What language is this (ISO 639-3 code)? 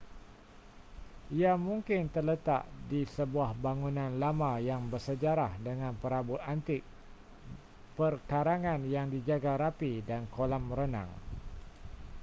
msa